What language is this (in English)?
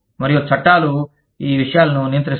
Telugu